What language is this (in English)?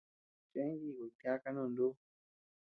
Tepeuxila Cuicatec